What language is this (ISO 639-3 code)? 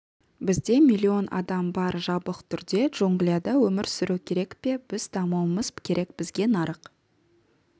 kaz